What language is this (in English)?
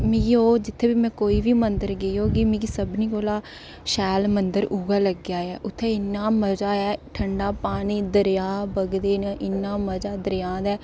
Dogri